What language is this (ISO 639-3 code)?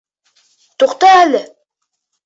bak